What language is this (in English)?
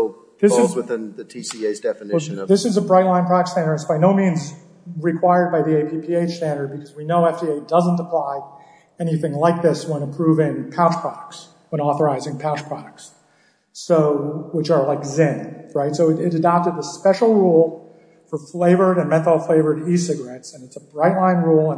English